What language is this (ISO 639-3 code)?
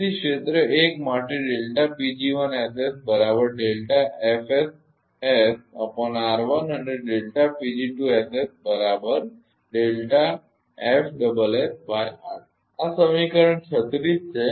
guj